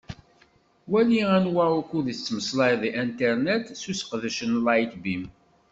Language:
Kabyle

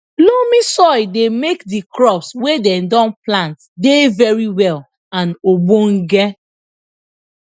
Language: Nigerian Pidgin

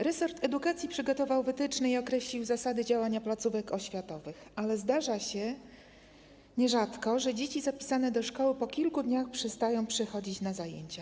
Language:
Polish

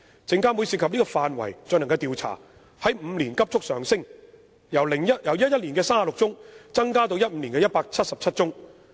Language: Cantonese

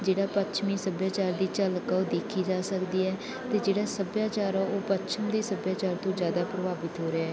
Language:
Punjabi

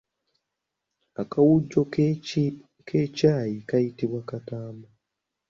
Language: Ganda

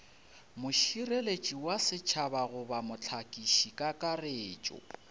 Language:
Northern Sotho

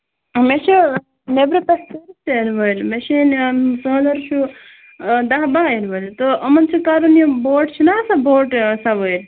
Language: Kashmiri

